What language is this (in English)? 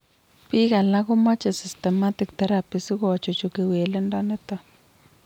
Kalenjin